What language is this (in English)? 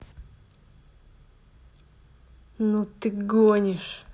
Russian